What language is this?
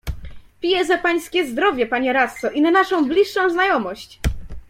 Polish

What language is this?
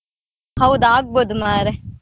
Kannada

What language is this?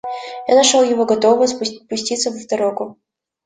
Russian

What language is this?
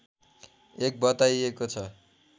Nepali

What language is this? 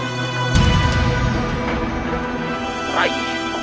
Indonesian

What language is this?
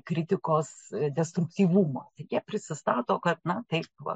Lithuanian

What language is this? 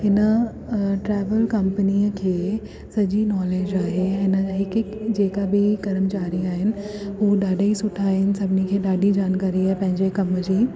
Sindhi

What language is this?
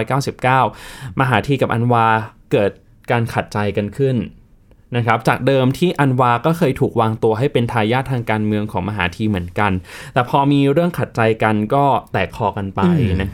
Thai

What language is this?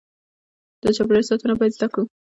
Pashto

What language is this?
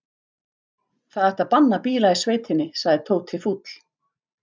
Icelandic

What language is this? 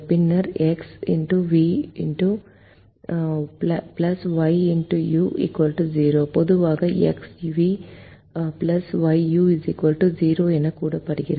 Tamil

